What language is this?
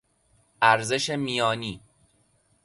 Persian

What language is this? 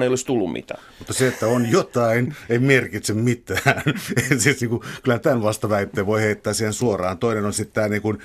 Finnish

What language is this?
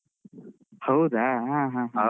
Kannada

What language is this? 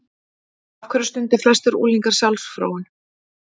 Icelandic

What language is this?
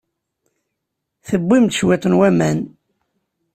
Kabyle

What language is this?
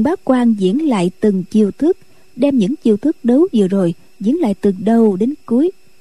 Vietnamese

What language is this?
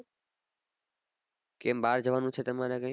Gujarati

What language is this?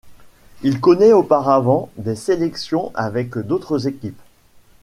French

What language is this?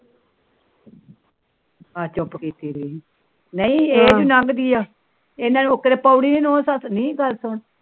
Punjabi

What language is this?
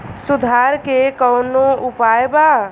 Bhojpuri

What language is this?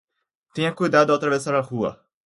Portuguese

